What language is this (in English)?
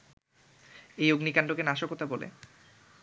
Bangla